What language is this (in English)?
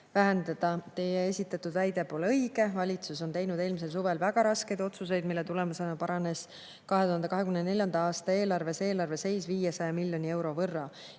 Estonian